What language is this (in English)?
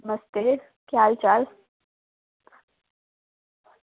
Dogri